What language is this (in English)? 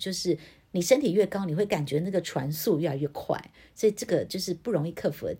Chinese